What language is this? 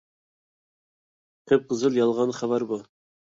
Uyghur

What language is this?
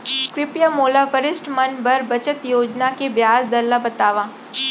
Chhattisgarhi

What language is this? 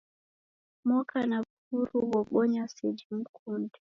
Taita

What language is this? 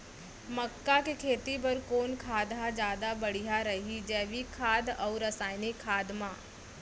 Chhattisgarhi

